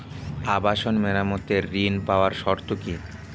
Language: Bangla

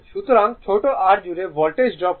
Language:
Bangla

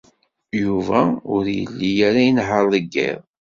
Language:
Kabyle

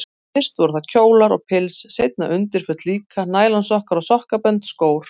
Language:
Icelandic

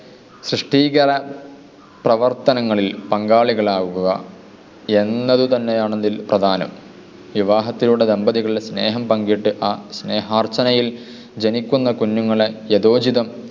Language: Malayalam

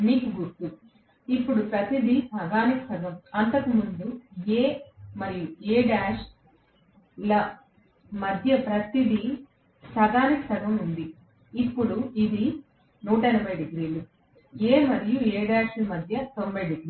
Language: Telugu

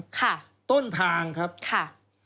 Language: Thai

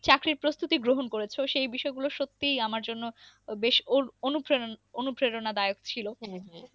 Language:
Bangla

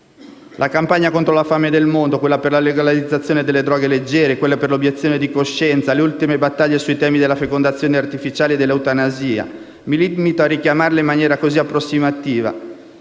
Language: Italian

